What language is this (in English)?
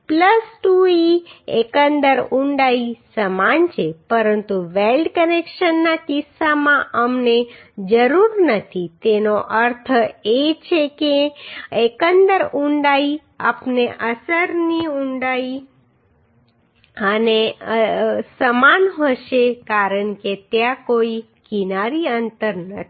Gujarati